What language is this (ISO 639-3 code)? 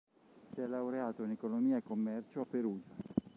ita